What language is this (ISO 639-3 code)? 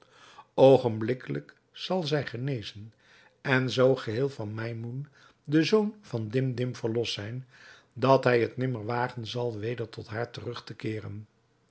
nld